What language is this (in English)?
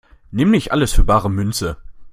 German